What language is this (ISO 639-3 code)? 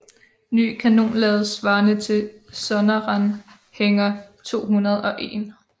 dan